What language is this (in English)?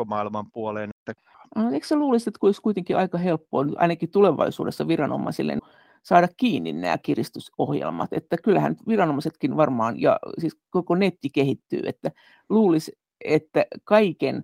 Finnish